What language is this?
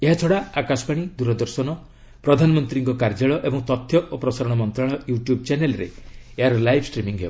Odia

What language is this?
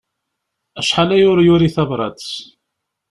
Kabyle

